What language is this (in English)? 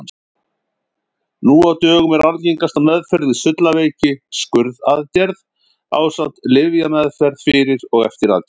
Icelandic